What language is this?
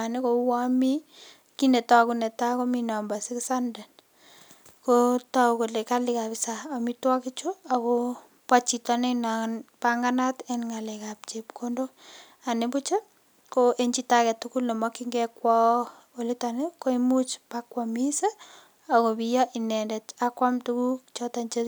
Kalenjin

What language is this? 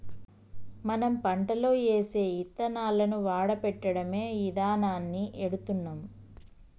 Telugu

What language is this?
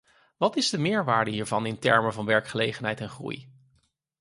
Dutch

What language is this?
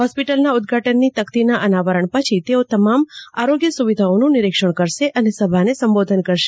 Gujarati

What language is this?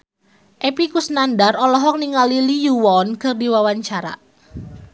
Sundanese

